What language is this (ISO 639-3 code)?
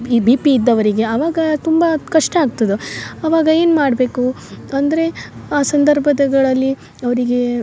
kan